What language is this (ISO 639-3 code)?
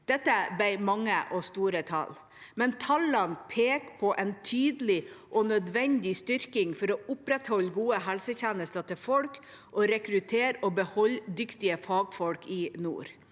nor